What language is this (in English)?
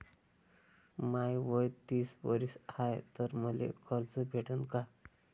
Marathi